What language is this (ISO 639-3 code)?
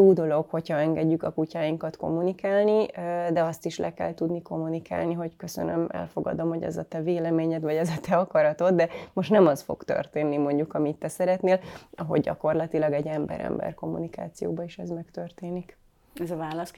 hun